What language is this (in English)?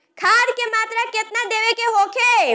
Bhojpuri